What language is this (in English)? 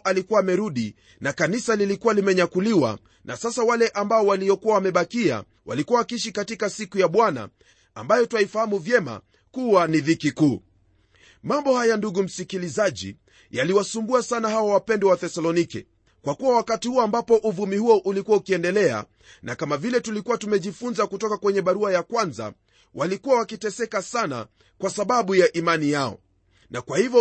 Swahili